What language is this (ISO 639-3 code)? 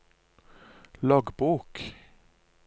nor